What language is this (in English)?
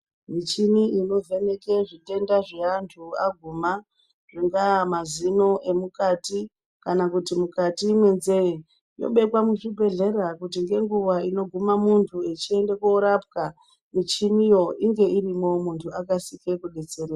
Ndau